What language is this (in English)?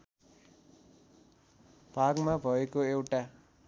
Nepali